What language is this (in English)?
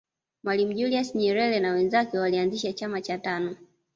Swahili